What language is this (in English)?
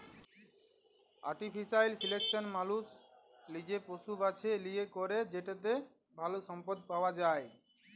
Bangla